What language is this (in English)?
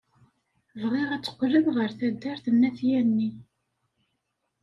Kabyle